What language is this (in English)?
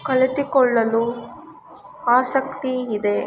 Kannada